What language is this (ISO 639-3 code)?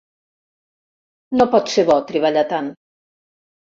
cat